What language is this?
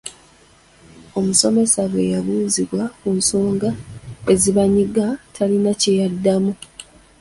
Ganda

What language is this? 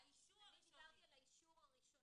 Hebrew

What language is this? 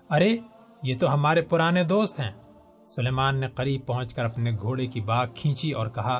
Urdu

